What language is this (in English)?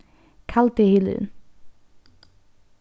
Faroese